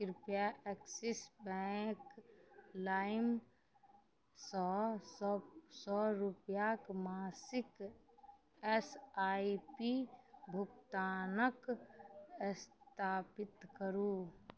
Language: Maithili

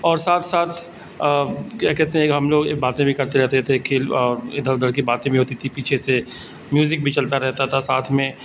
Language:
Urdu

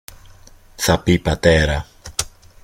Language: Greek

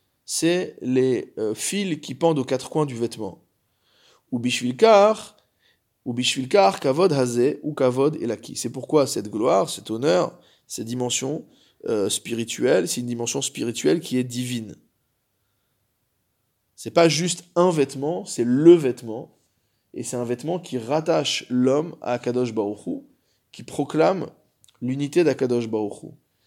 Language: French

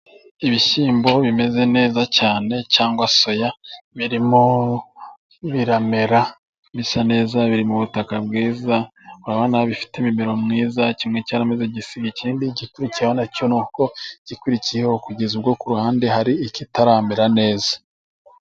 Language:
Kinyarwanda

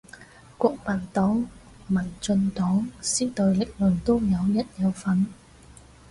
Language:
Cantonese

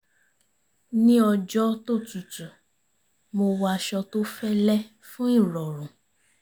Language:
Yoruba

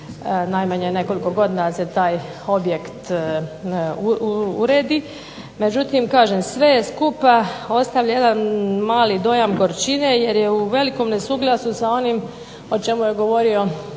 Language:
Croatian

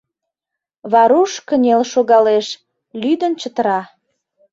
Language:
Mari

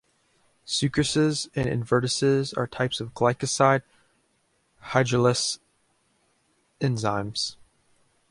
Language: English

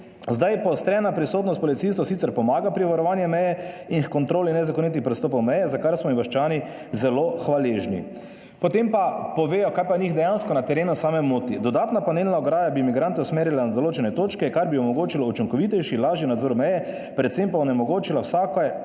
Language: Slovenian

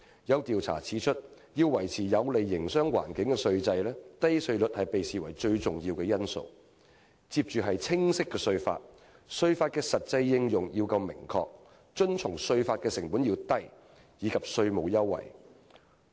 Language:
Cantonese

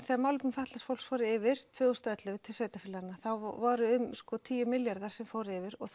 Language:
Icelandic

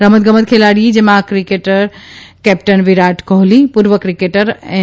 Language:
Gujarati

